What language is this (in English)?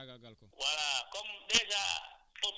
Wolof